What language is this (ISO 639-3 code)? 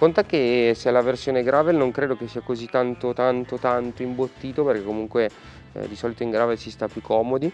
ita